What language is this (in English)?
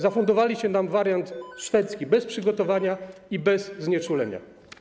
Polish